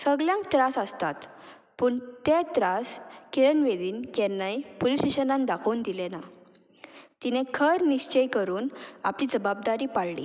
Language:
Konkani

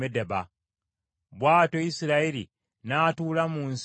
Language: Ganda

